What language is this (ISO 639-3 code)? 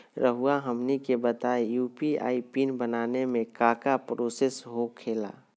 mag